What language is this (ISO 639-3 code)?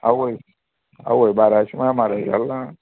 kok